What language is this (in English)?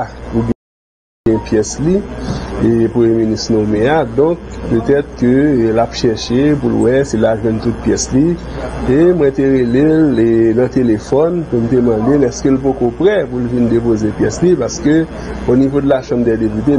French